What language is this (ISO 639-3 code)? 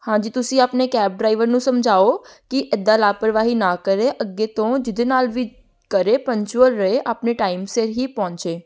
pan